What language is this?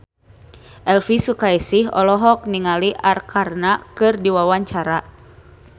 Sundanese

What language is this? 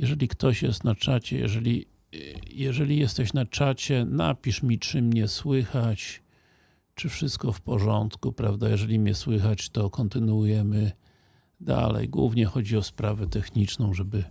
Polish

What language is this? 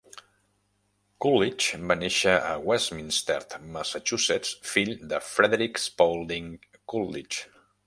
Catalan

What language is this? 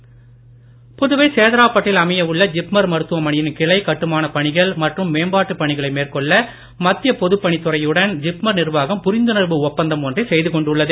Tamil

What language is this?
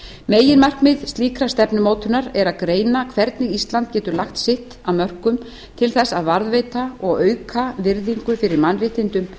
Icelandic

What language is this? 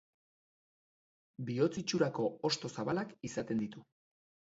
Basque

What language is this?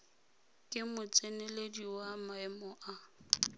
Tswana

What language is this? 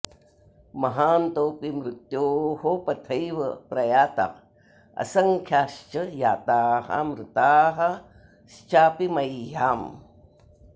Sanskrit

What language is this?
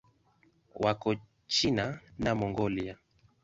Swahili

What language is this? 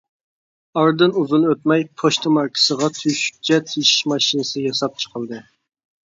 Uyghur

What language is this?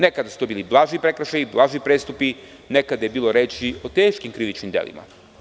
Serbian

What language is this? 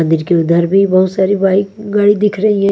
Hindi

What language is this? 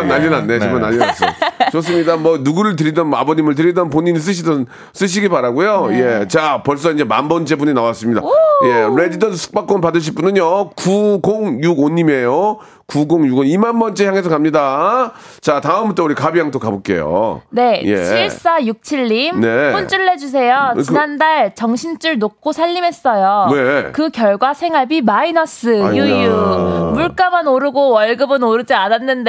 Korean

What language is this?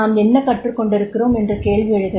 Tamil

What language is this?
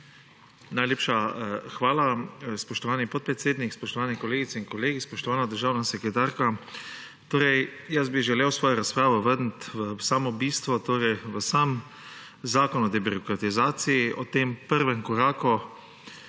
Slovenian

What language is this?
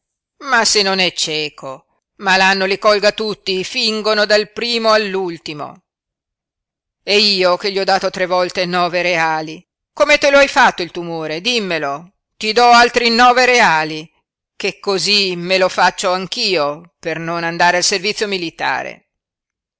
Italian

